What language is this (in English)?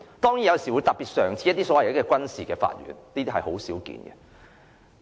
Cantonese